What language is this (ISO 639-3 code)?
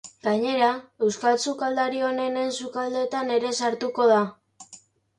eus